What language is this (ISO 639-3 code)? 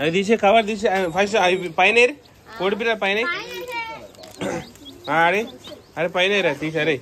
tel